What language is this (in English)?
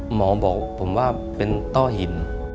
Thai